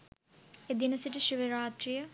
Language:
Sinhala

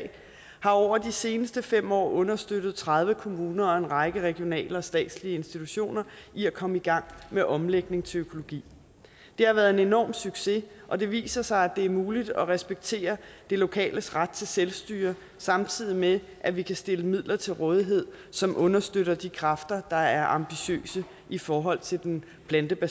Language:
Danish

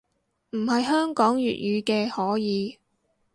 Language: Cantonese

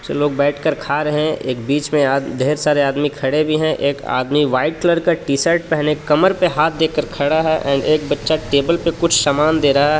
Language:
Hindi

